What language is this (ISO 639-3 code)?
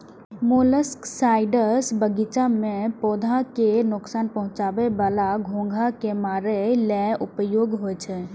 mai